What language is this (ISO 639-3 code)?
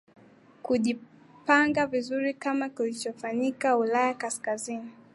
swa